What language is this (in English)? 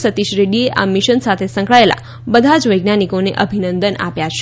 Gujarati